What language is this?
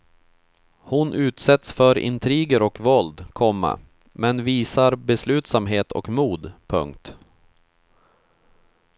Swedish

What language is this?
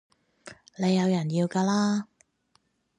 Cantonese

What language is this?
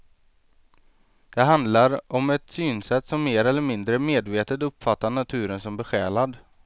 Swedish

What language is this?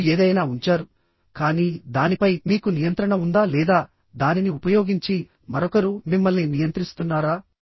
Telugu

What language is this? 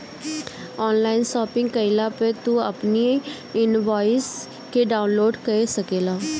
Bhojpuri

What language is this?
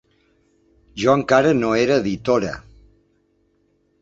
Catalan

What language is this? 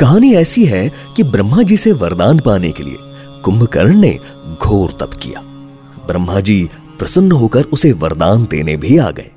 Hindi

